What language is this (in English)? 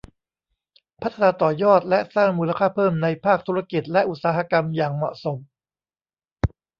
Thai